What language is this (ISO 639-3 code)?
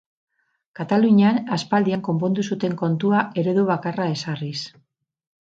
eus